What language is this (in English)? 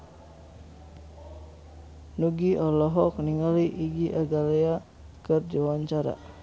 Sundanese